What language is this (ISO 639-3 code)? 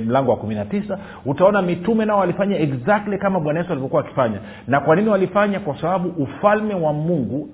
swa